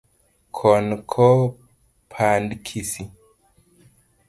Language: Luo (Kenya and Tanzania)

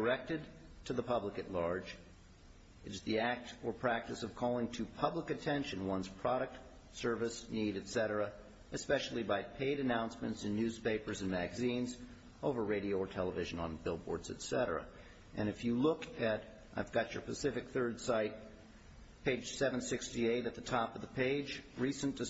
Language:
English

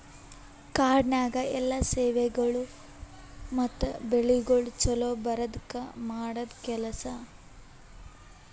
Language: Kannada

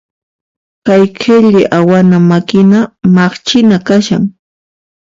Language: Puno Quechua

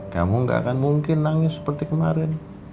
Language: Indonesian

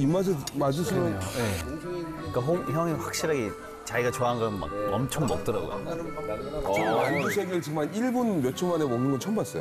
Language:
Korean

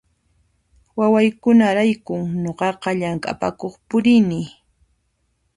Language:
Puno Quechua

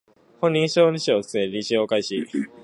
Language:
Japanese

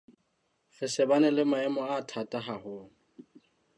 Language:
Southern Sotho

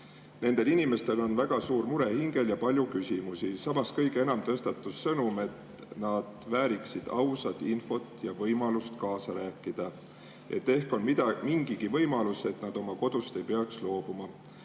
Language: Estonian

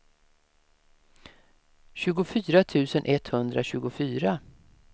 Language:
Swedish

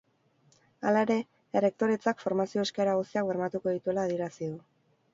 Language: Basque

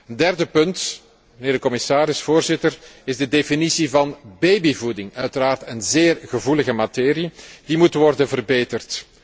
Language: Dutch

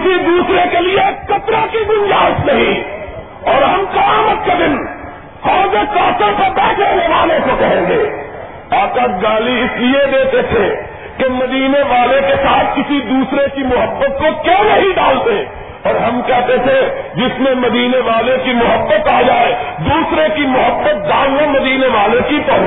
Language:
Urdu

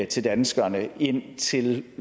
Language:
Danish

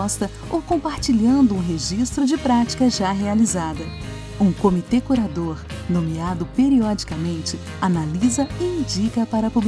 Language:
Portuguese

